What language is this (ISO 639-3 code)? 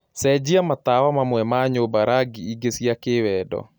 kik